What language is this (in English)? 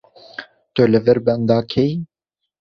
Kurdish